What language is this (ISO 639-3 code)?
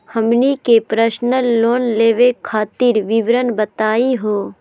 mag